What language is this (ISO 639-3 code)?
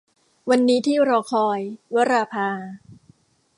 tha